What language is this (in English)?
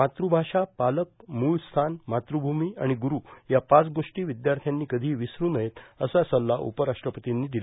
Marathi